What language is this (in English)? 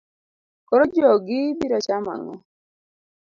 Luo (Kenya and Tanzania)